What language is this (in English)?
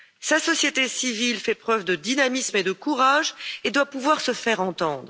French